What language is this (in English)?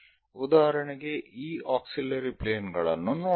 Kannada